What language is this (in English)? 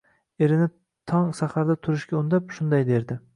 Uzbek